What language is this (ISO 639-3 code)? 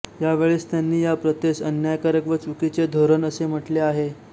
mar